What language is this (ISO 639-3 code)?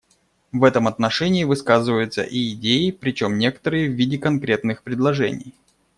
rus